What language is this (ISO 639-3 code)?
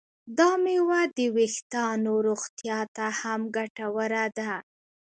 pus